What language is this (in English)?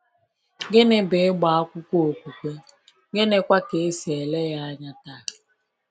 Igbo